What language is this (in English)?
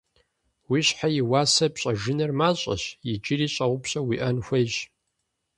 Kabardian